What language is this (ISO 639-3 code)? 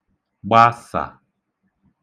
ibo